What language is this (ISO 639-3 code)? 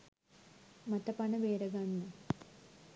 sin